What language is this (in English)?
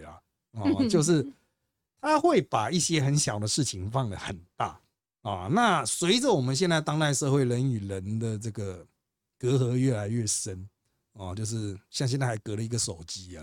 Chinese